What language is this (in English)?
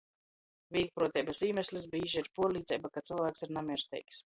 Latgalian